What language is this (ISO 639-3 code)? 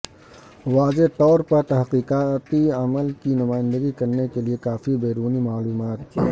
urd